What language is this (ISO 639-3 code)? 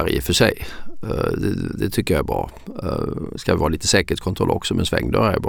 swe